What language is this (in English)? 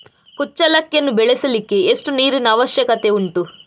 Kannada